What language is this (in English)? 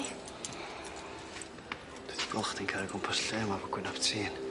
Welsh